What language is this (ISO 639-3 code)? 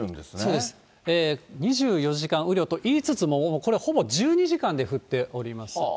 jpn